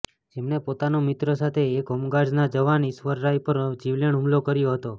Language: Gujarati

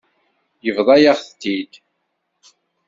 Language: Kabyle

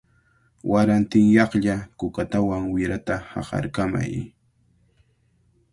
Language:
Cajatambo North Lima Quechua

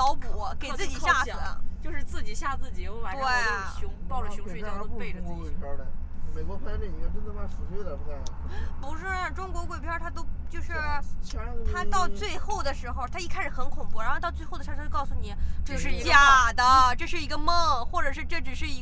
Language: Chinese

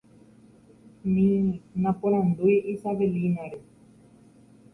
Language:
Guarani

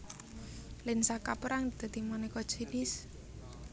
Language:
Javanese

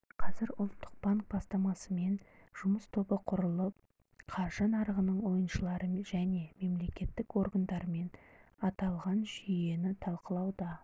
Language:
Kazakh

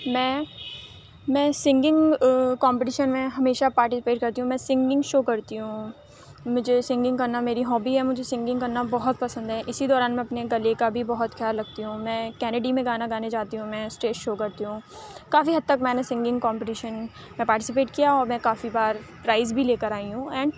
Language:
Urdu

